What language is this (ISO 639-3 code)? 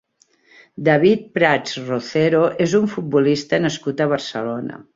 cat